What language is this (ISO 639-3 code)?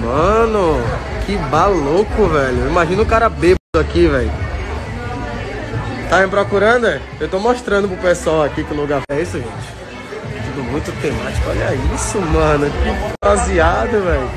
por